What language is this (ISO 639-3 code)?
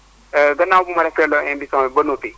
wol